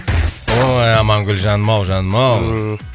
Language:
Kazakh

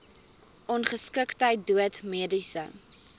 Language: Afrikaans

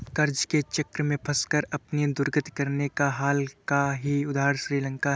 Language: Hindi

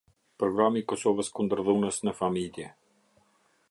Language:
Albanian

